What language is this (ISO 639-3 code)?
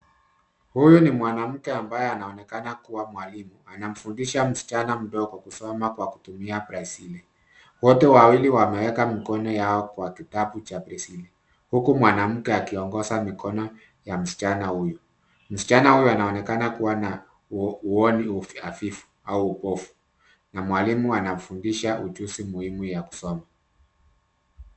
swa